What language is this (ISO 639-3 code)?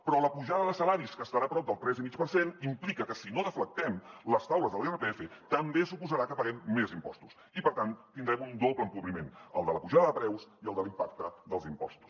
cat